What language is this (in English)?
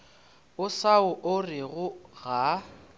Northern Sotho